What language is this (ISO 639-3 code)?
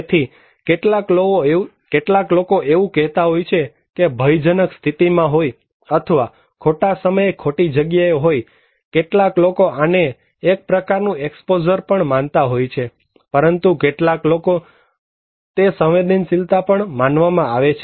guj